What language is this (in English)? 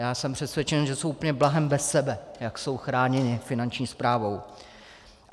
Czech